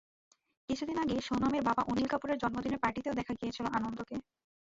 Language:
Bangla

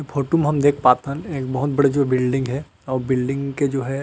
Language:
Chhattisgarhi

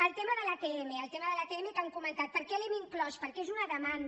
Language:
Catalan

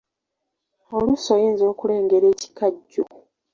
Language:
Ganda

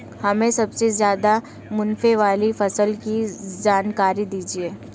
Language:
Hindi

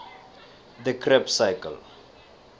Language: South Ndebele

